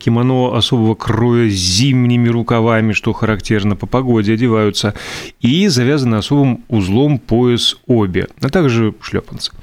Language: Russian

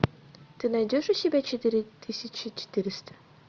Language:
Russian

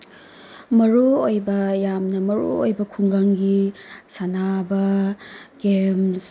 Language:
Manipuri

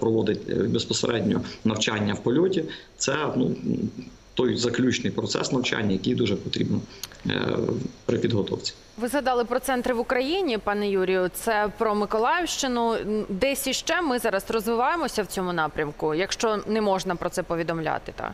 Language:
Ukrainian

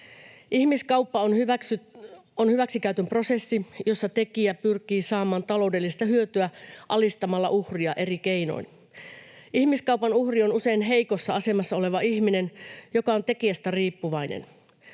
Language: Finnish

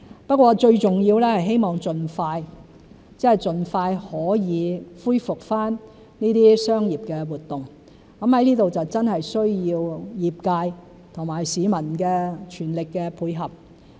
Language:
Cantonese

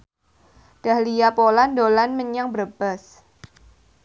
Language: Javanese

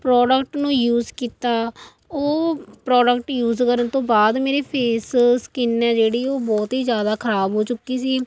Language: Punjabi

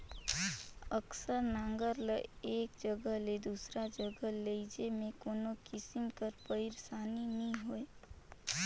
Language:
Chhattisgarhi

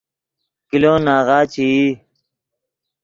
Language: Yidgha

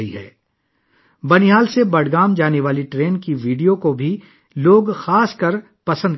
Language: Urdu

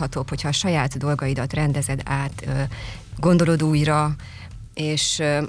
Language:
Hungarian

